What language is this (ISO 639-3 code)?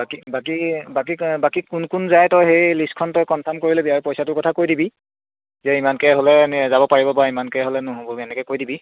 asm